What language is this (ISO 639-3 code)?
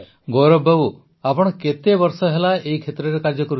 ori